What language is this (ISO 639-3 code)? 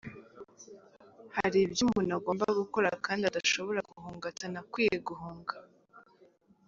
kin